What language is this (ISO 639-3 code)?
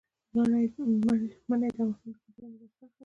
pus